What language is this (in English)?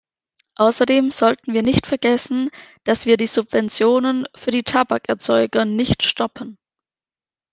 German